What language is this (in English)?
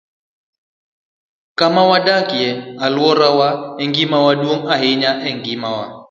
Luo (Kenya and Tanzania)